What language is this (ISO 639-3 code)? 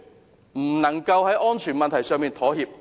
yue